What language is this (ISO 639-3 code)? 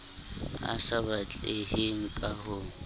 sot